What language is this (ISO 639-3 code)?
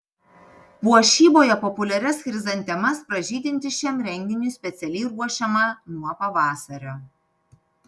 lit